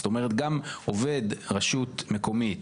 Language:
Hebrew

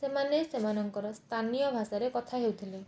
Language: Odia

